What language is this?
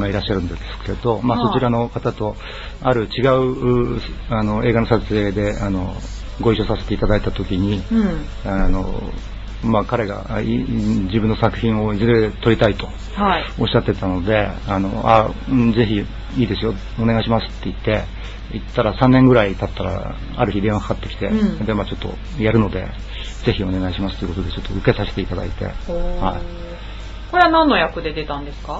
Japanese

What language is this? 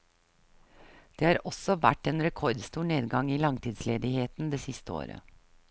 Norwegian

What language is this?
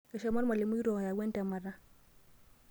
Masai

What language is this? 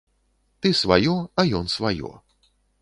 Belarusian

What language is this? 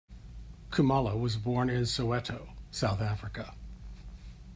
English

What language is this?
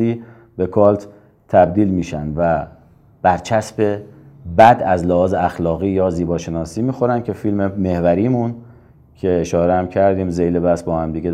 Persian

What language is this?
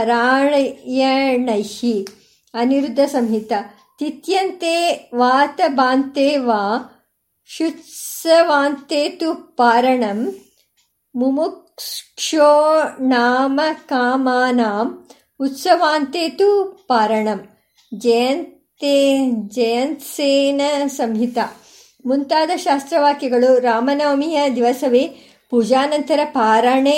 Kannada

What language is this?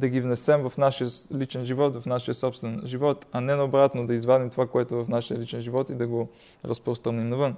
Bulgarian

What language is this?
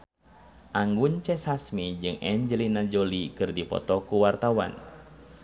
Sundanese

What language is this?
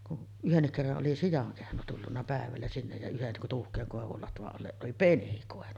Finnish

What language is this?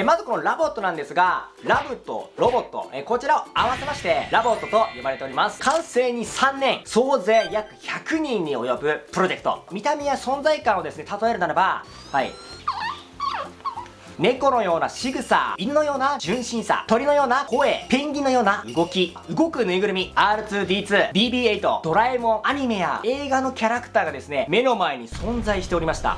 Japanese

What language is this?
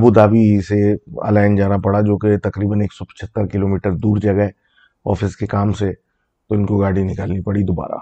Urdu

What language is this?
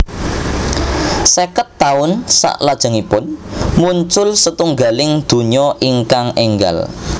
Javanese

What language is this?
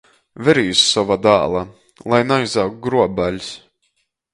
Latgalian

